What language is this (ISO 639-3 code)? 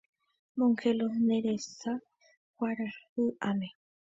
grn